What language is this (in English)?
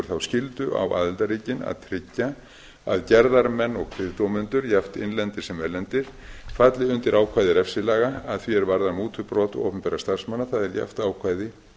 Icelandic